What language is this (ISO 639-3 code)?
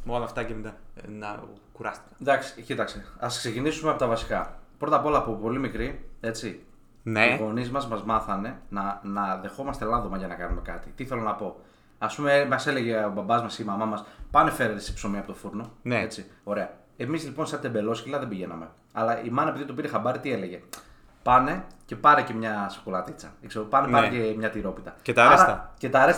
ell